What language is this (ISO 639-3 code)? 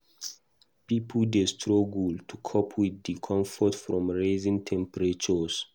pcm